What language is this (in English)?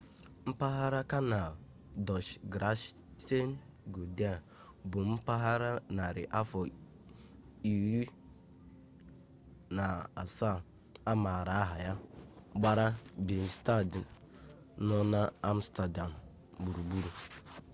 Igbo